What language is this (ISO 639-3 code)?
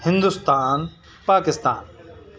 urd